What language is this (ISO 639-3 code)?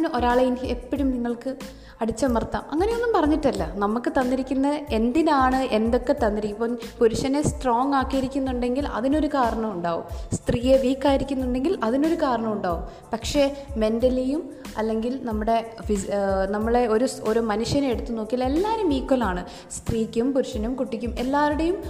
mal